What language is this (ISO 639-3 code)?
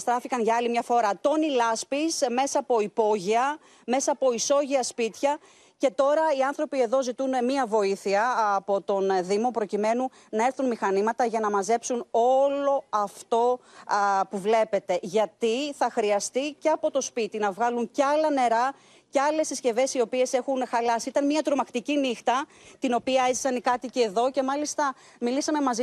ell